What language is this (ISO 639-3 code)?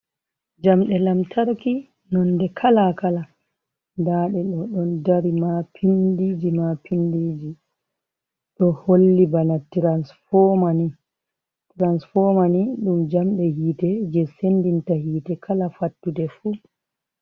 ful